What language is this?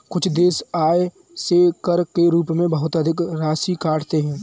Hindi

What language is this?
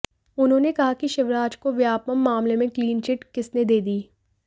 Hindi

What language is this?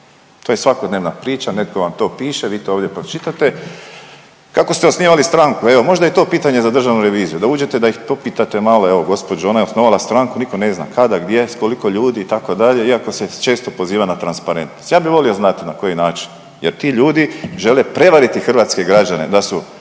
Croatian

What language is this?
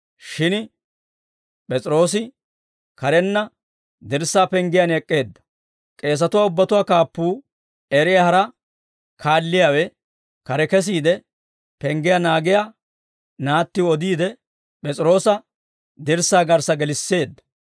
Dawro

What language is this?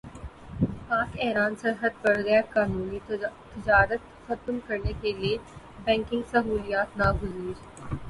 Urdu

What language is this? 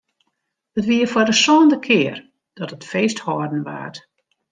Western Frisian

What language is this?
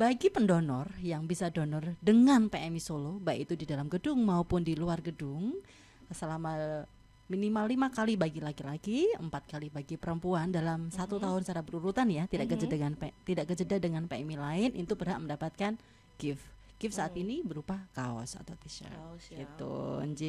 Indonesian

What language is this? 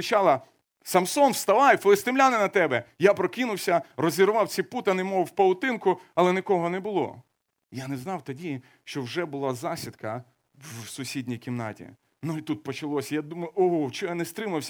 Ukrainian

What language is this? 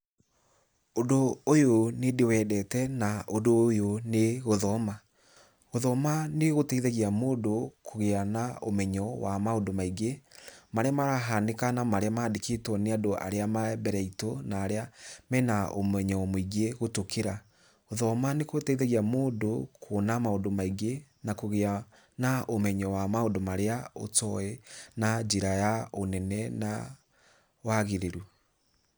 Kikuyu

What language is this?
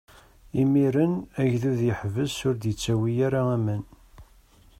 Kabyle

